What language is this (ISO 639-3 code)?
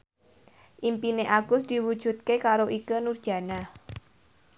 jav